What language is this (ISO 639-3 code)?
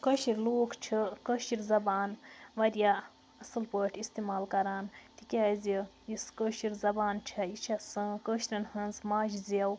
kas